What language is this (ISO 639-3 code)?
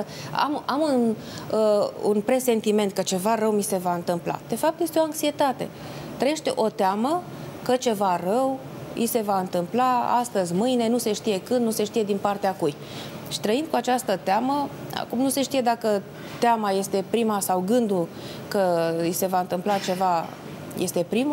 ron